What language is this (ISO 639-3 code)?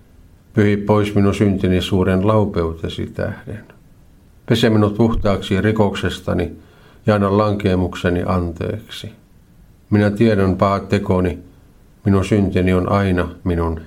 fin